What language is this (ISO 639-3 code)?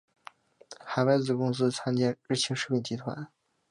zho